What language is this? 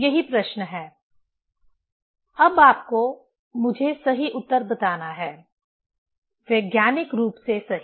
Hindi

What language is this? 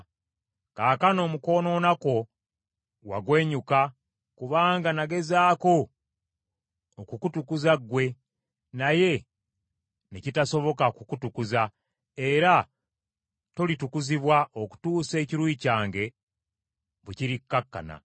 Ganda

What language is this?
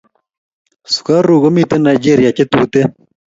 Kalenjin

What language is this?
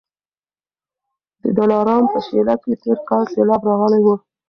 Pashto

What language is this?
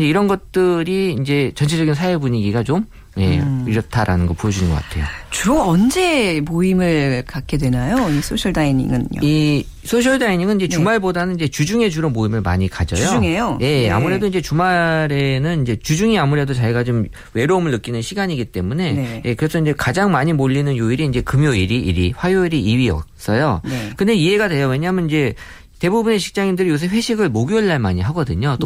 Korean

